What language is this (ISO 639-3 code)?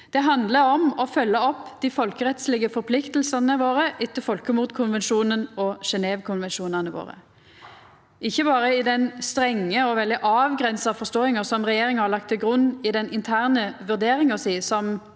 nor